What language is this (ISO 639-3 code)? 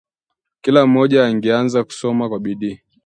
swa